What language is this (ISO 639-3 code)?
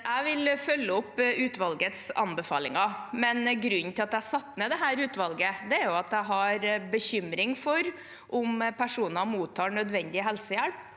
nor